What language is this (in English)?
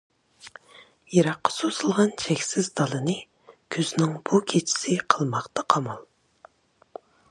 Uyghur